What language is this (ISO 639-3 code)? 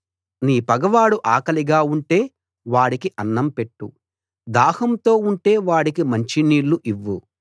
tel